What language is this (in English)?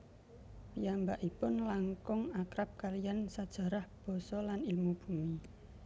Javanese